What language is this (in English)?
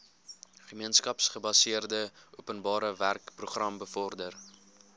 Afrikaans